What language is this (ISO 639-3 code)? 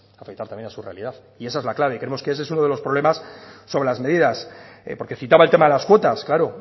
spa